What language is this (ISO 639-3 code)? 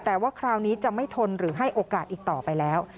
tha